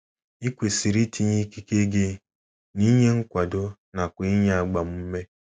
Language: Igbo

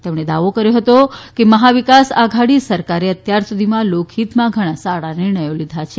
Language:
Gujarati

